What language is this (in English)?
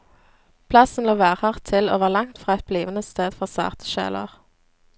Norwegian